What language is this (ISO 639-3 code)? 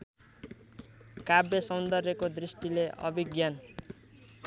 nep